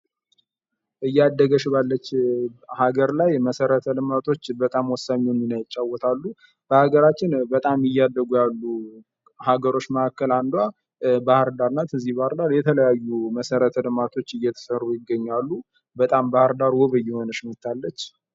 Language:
Amharic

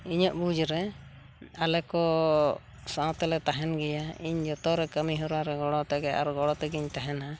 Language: Santali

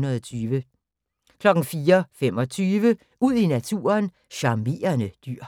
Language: Danish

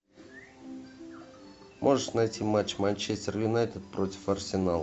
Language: Russian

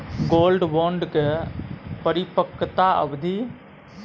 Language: Maithili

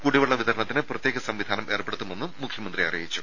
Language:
Malayalam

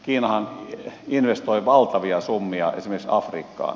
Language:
Finnish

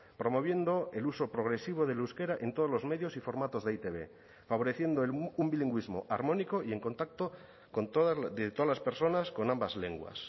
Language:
Spanish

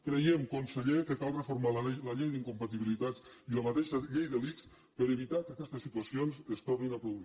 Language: Catalan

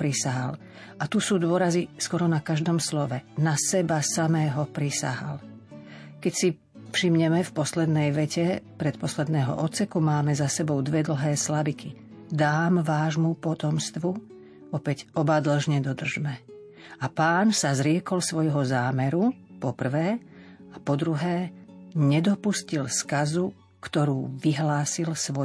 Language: Slovak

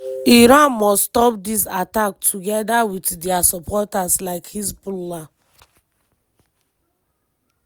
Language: Nigerian Pidgin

